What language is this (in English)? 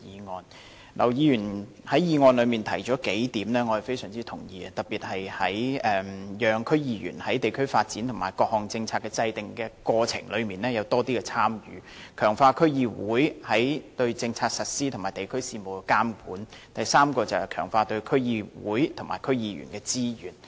Cantonese